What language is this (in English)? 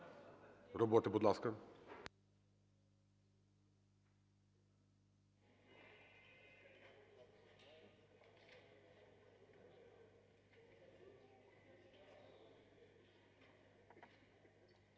Ukrainian